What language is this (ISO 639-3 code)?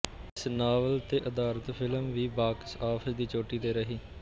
pan